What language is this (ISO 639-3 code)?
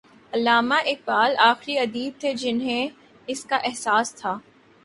urd